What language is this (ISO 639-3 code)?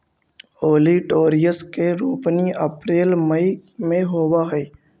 mag